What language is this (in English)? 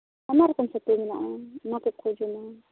Santali